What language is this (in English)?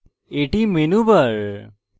Bangla